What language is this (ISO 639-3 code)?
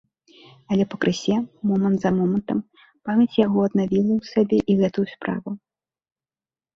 bel